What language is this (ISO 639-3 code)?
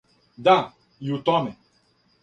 srp